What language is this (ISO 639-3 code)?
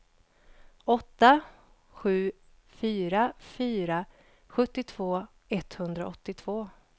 swe